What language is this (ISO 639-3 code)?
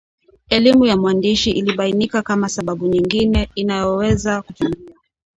swa